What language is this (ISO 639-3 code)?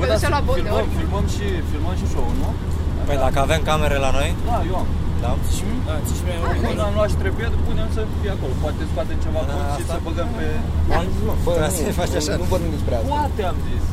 ron